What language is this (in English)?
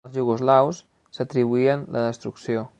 Catalan